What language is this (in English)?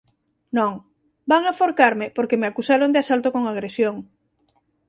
Galician